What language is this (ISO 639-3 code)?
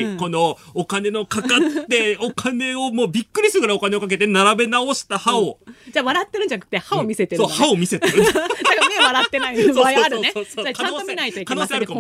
jpn